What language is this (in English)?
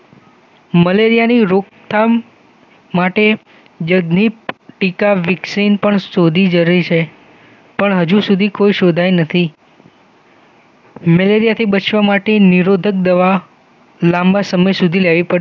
Gujarati